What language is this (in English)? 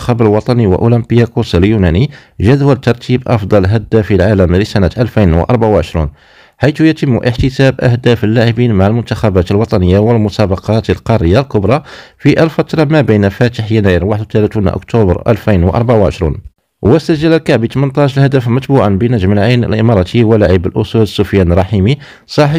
Arabic